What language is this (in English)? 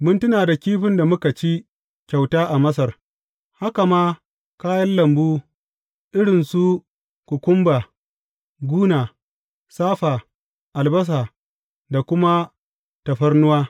Hausa